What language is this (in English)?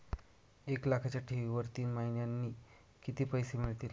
Marathi